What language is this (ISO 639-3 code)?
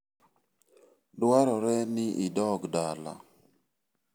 luo